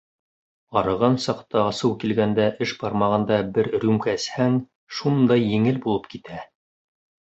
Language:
Bashkir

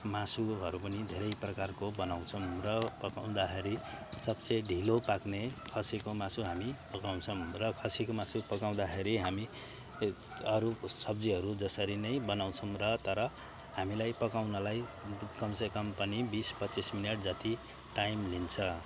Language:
Nepali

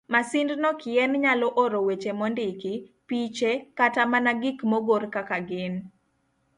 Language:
Luo (Kenya and Tanzania)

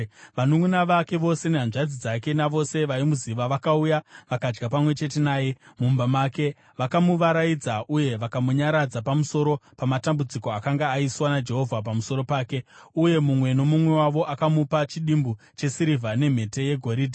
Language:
Shona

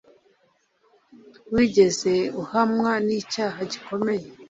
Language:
Kinyarwanda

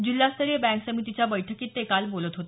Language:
Marathi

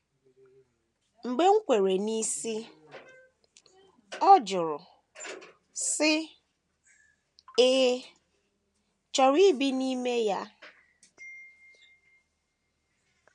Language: Igbo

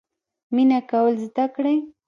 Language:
Pashto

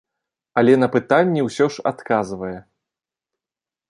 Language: Belarusian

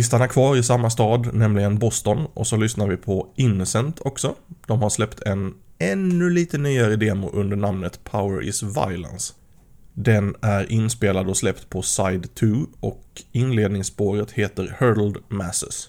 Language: Swedish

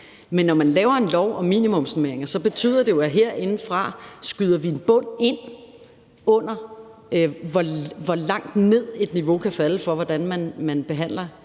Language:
Danish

